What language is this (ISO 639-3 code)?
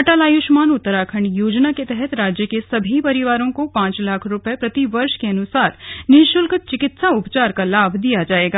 hin